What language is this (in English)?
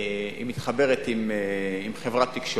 Hebrew